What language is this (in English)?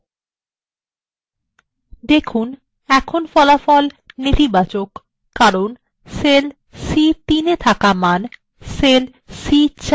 Bangla